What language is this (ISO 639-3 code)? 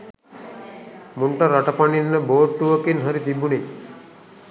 sin